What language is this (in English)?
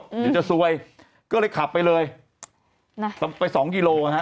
Thai